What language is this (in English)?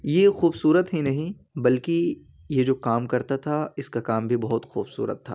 Urdu